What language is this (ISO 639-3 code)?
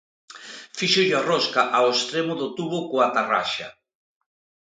glg